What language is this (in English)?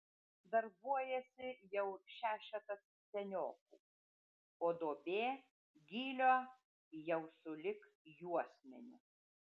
Lithuanian